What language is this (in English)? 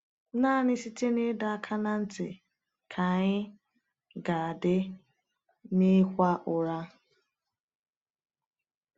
Igbo